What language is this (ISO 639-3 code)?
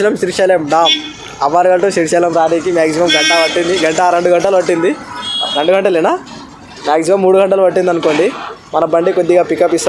tel